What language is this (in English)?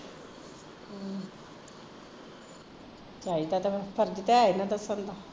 Punjabi